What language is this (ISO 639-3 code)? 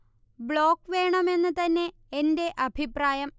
mal